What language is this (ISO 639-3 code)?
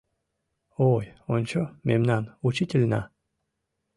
chm